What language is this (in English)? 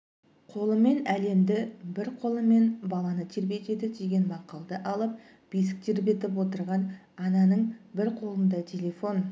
Kazakh